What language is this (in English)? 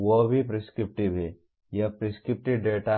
Hindi